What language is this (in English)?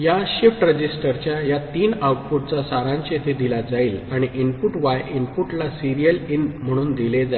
Marathi